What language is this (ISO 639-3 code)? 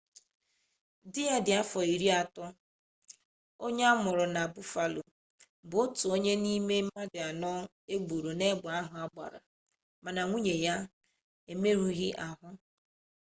ibo